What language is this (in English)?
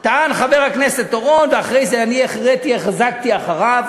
Hebrew